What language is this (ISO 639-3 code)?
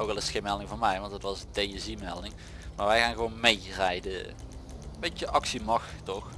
nld